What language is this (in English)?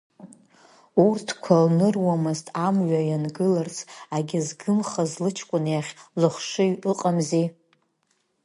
Abkhazian